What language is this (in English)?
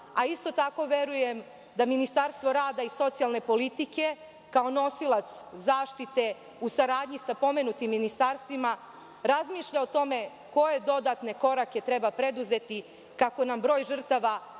Serbian